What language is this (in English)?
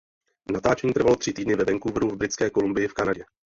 Czech